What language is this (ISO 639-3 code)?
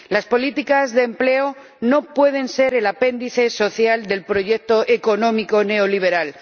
spa